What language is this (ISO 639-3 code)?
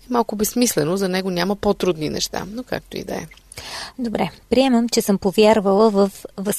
bul